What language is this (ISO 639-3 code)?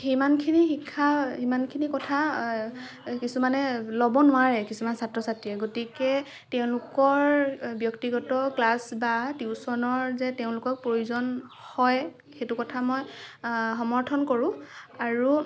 asm